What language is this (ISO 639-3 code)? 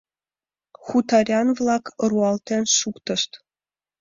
chm